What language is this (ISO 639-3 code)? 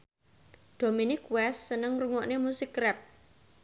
jav